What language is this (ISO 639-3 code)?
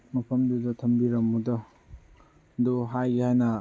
mni